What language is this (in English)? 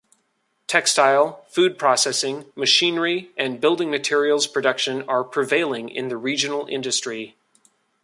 English